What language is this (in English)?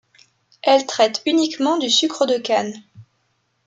French